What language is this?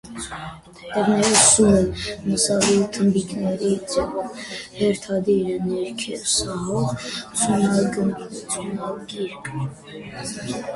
Armenian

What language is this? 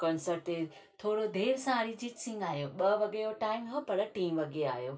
Sindhi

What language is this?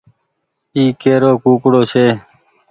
Goaria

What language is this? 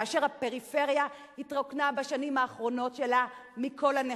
Hebrew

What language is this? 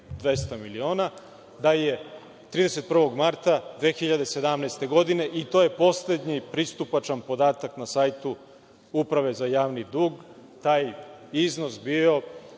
Serbian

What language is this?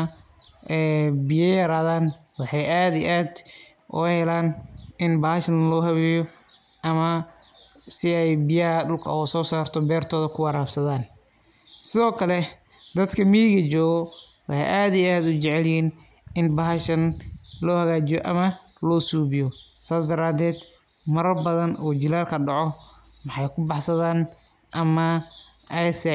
Somali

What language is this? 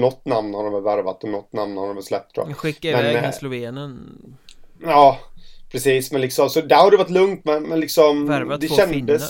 Swedish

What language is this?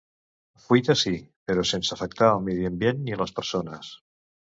Catalan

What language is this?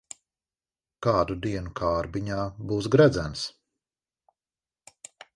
Latvian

